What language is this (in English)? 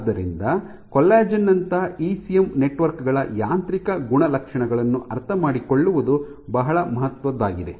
Kannada